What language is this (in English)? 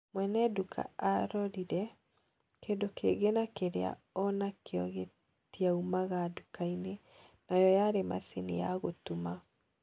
Kikuyu